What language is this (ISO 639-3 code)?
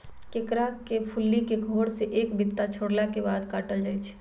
mag